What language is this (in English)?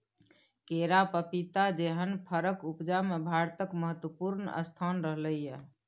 Maithili